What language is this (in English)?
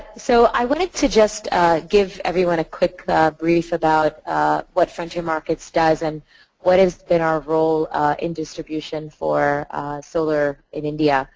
English